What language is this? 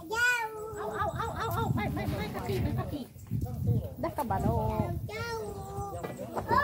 Thai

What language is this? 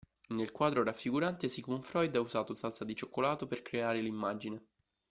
Italian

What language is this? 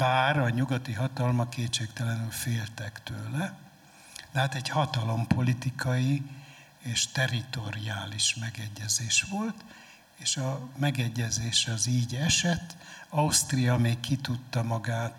Hungarian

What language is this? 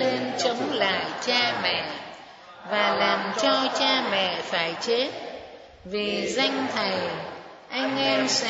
Vietnamese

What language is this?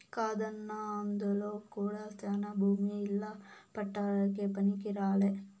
Telugu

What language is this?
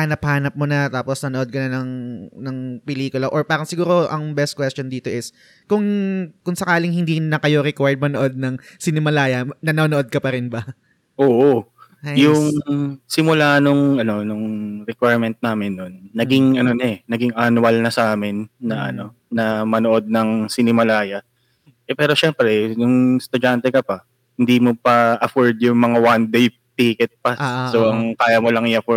Filipino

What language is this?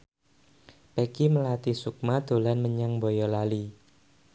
Javanese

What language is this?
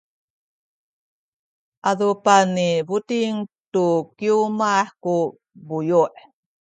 Sakizaya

